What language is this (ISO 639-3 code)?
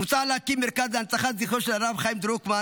heb